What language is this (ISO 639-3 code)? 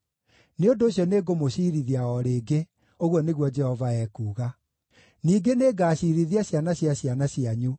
kik